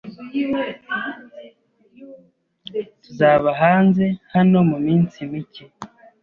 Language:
Kinyarwanda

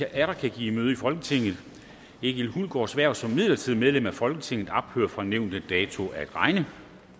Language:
Danish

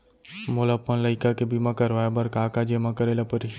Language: Chhattisgarhi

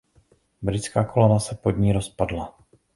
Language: Czech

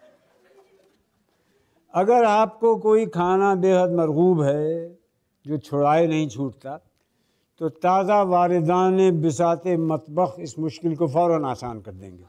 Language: Hindi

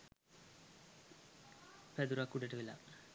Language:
Sinhala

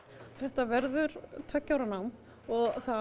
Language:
Icelandic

